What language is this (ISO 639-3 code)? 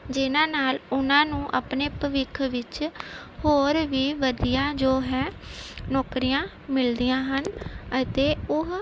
pan